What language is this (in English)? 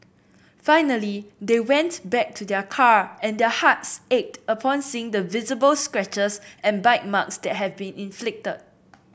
English